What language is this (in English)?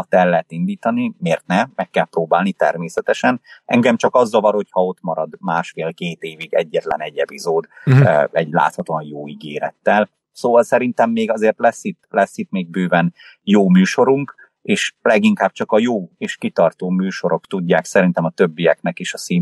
Hungarian